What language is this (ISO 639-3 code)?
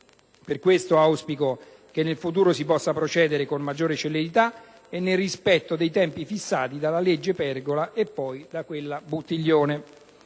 ita